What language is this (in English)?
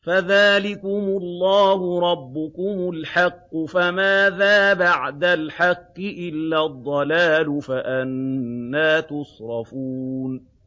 Arabic